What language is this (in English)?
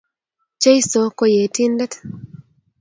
Kalenjin